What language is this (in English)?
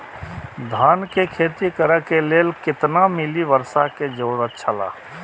Maithili